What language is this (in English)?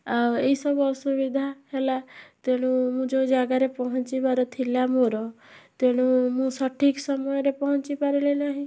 Odia